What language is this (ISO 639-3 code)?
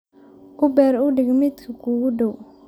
som